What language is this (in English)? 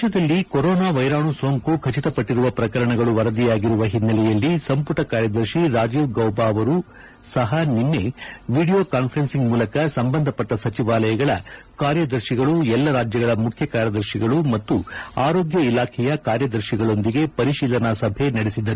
Kannada